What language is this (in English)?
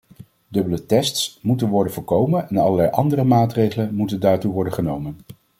Dutch